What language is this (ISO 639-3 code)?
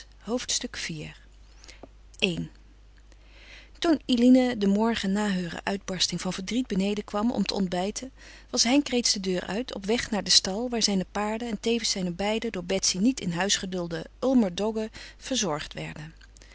nld